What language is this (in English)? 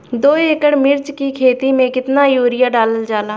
Bhojpuri